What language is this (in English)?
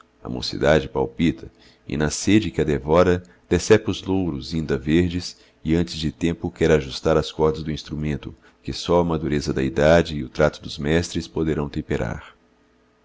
Portuguese